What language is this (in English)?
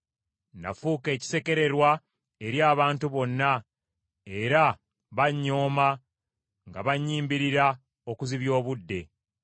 Ganda